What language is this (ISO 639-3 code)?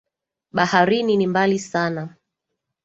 swa